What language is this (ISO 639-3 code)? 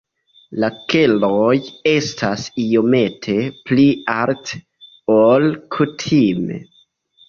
epo